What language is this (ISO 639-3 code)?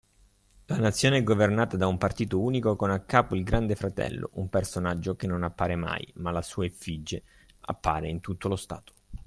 ita